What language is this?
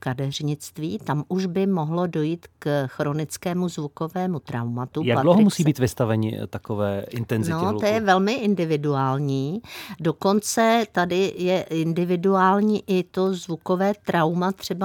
Czech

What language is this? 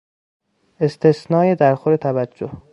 Persian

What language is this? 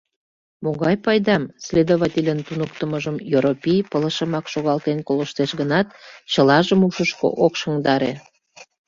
Mari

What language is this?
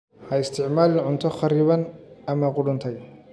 Somali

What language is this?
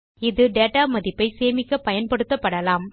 Tamil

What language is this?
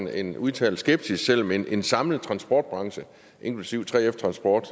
Danish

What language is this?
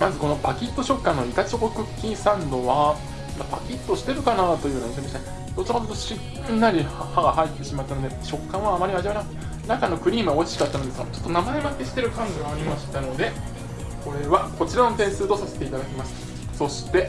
Japanese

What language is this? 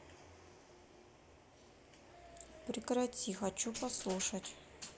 Russian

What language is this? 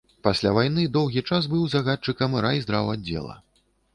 Belarusian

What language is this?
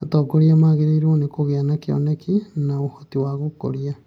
Kikuyu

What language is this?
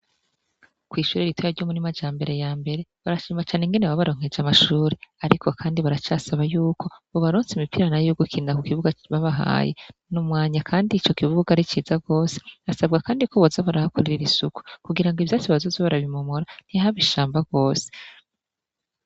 Rundi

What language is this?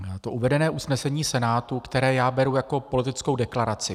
Czech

